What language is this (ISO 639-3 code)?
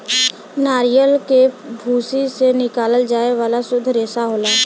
bho